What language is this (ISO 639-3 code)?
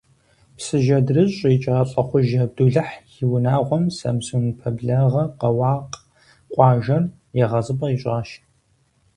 kbd